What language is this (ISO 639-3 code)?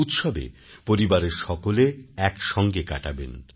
ben